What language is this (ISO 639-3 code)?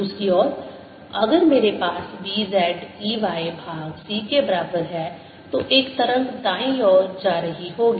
hin